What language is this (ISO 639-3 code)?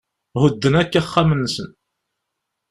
kab